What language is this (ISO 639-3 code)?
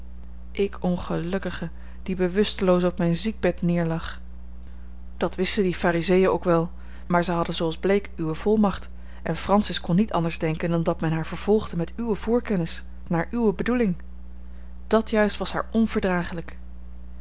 nld